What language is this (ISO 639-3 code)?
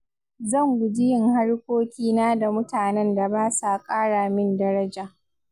hau